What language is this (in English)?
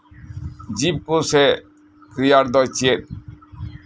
Santali